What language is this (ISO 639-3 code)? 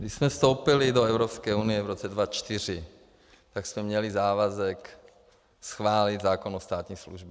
ces